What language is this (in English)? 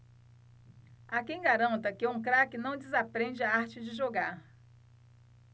Portuguese